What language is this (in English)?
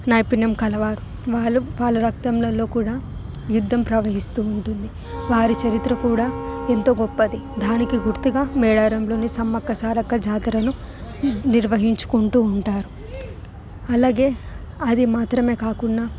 Telugu